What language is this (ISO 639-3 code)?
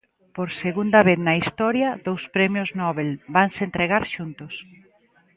glg